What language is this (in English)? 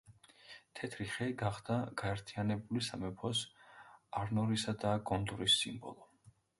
Georgian